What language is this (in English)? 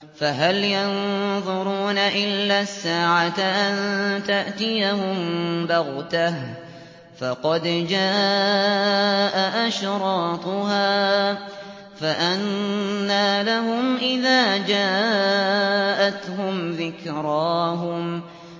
Arabic